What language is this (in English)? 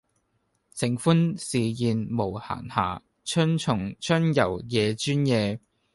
Cantonese